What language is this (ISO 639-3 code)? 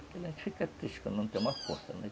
por